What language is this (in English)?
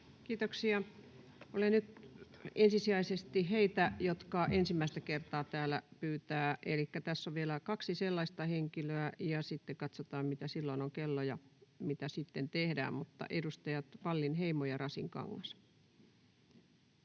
Finnish